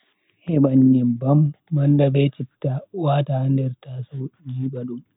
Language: Bagirmi Fulfulde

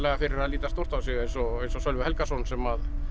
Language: Icelandic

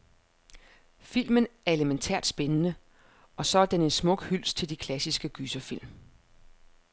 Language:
Danish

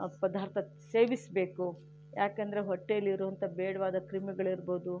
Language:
Kannada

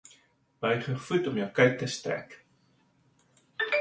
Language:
Afrikaans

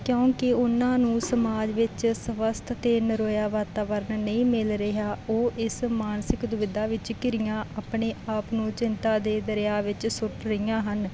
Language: Punjabi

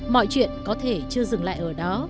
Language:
Vietnamese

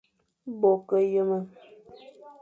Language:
Fang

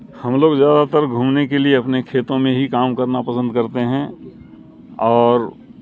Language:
Urdu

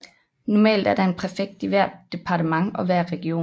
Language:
Danish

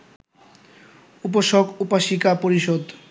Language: Bangla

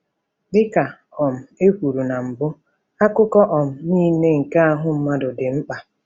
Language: Igbo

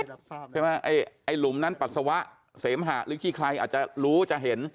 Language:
Thai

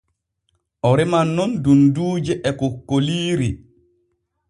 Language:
Borgu Fulfulde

